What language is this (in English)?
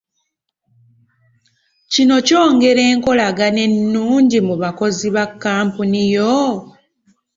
Ganda